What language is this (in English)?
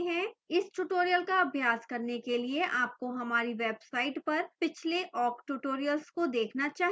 Hindi